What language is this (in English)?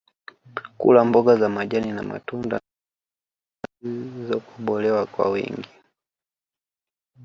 Swahili